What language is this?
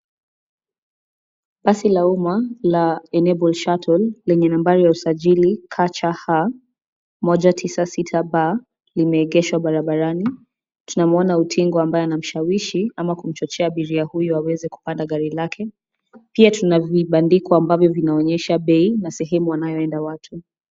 Swahili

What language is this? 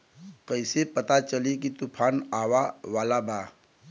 Bhojpuri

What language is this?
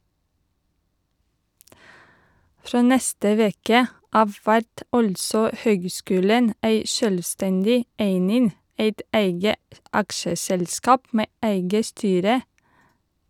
Norwegian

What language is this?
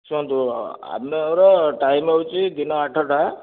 Odia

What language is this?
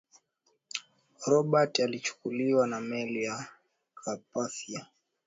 Swahili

